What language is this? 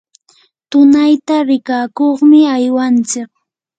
Yanahuanca Pasco Quechua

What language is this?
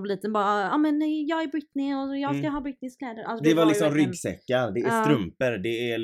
Swedish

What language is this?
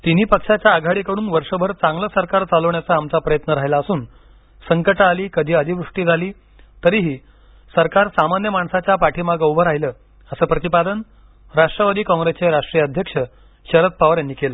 Marathi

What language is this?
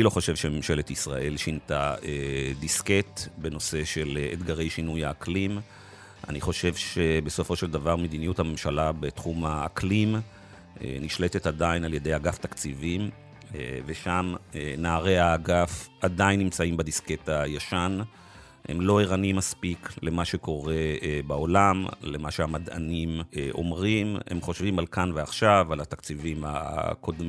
Hebrew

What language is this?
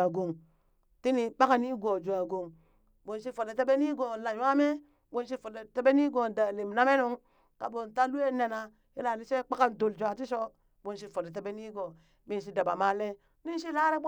Burak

